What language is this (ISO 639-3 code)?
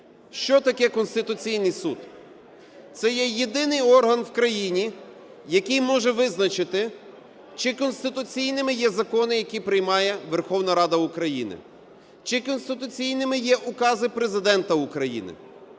ukr